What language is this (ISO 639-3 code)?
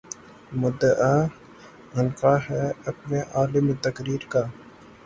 urd